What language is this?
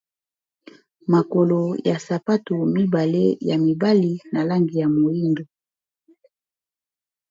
Lingala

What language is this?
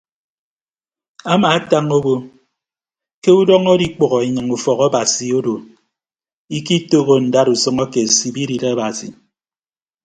Ibibio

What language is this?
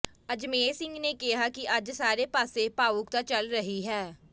Punjabi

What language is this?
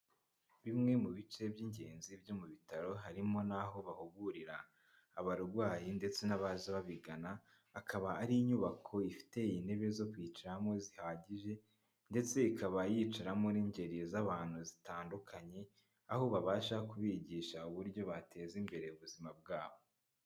Kinyarwanda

